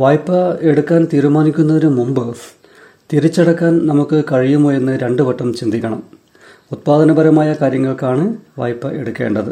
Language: Malayalam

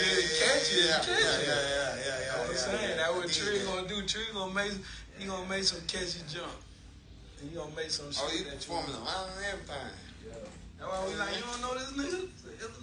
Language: English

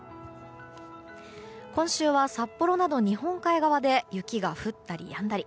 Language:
Japanese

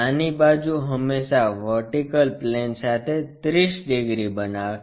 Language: Gujarati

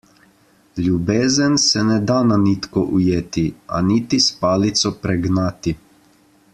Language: Slovenian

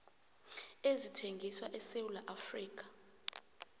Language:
South Ndebele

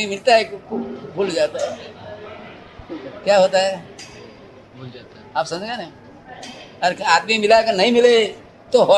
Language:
Hindi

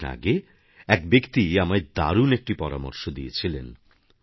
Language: Bangla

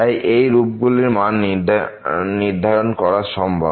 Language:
Bangla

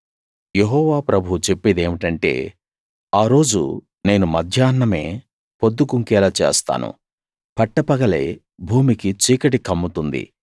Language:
Telugu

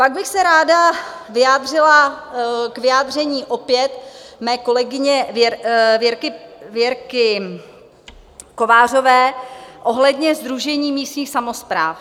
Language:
Czech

